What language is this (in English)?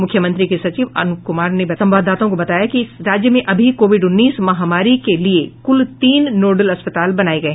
Hindi